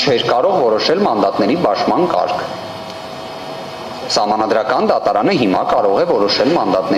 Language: Romanian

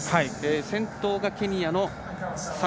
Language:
Japanese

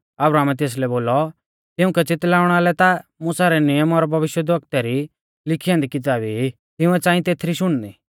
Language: Mahasu Pahari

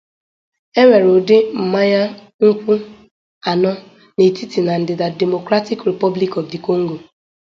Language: Igbo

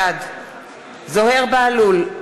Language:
Hebrew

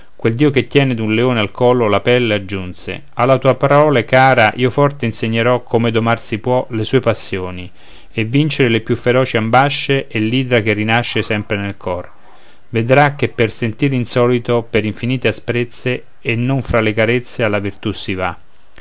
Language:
Italian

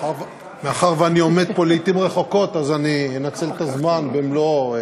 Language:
Hebrew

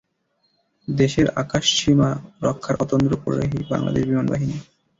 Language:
Bangla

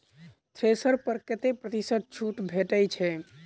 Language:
Maithili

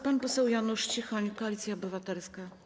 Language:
Polish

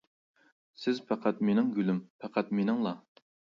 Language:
Uyghur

